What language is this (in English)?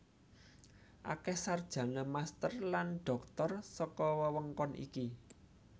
Javanese